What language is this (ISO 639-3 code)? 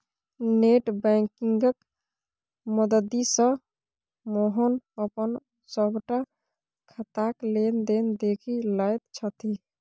mai